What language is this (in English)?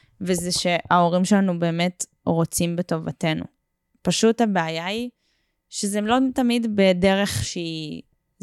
Hebrew